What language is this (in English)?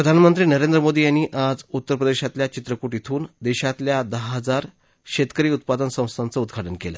Marathi